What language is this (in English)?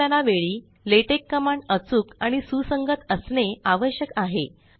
Marathi